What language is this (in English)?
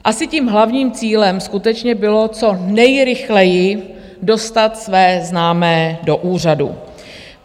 Czech